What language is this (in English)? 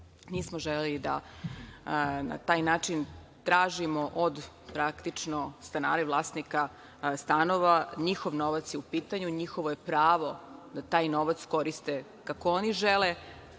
Serbian